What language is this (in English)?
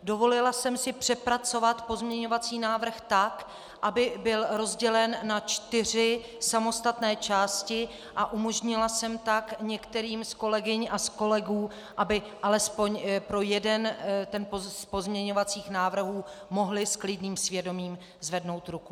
Czech